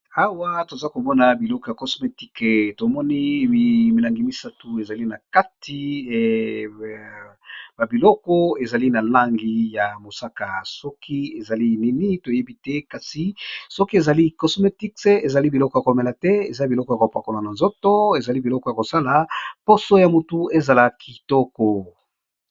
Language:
Lingala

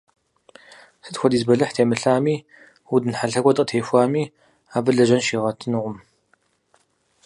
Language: Kabardian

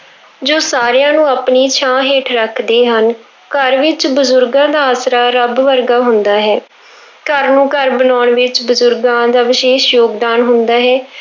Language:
Punjabi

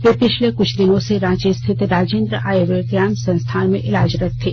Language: Hindi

